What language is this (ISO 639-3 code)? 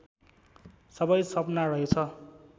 nep